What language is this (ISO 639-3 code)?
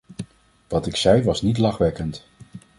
nld